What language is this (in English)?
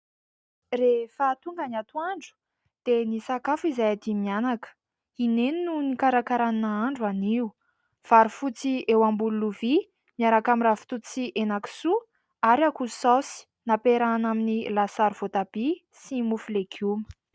Malagasy